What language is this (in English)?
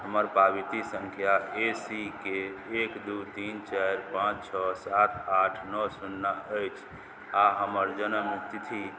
Maithili